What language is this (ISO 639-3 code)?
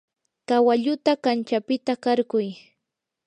qur